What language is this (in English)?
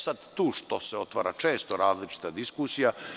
Serbian